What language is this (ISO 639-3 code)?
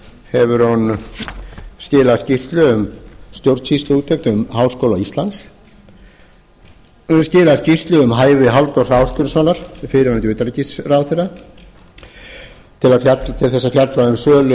isl